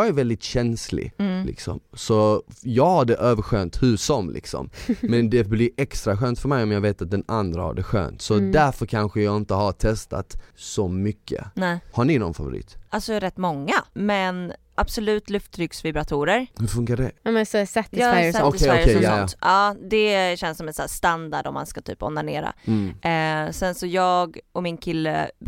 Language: Swedish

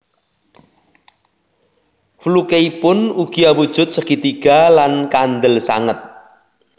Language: Javanese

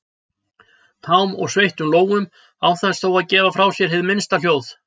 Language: Icelandic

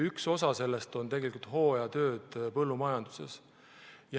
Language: Estonian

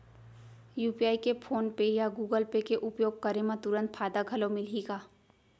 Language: Chhattisgarhi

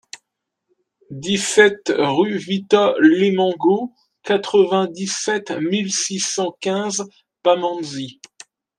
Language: French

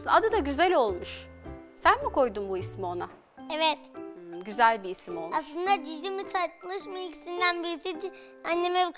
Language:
Turkish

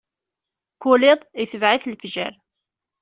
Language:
Kabyle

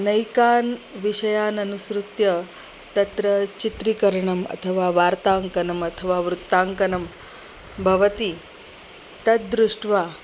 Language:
Sanskrit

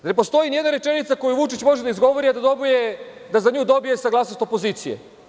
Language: Serbian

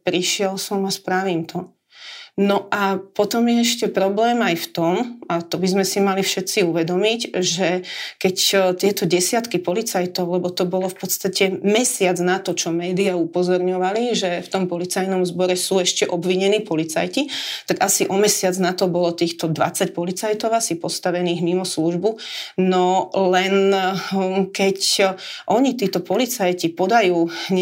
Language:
Slovak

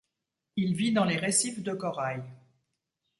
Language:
French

